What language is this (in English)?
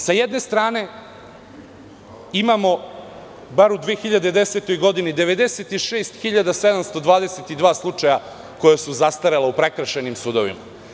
Serbian